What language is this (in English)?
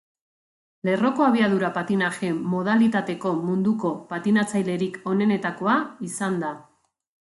Basque